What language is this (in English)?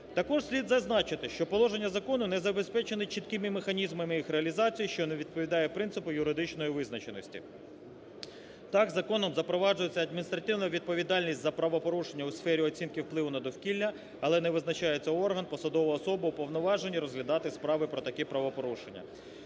Ukrainian